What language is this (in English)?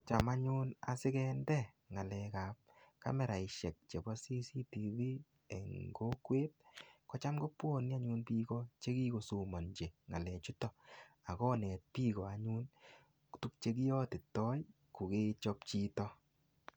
Kalenjin